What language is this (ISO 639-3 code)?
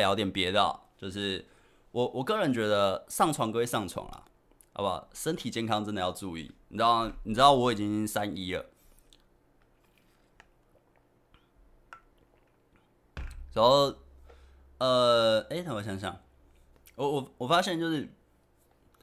zho